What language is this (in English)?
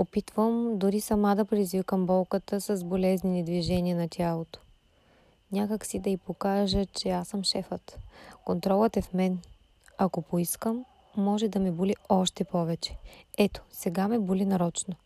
Bulgarian